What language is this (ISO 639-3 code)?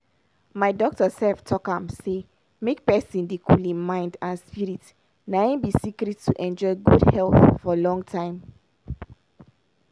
pcm